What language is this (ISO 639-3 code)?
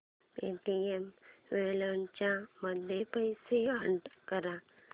mar